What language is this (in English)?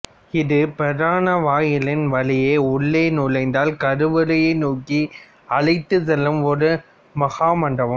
Tamil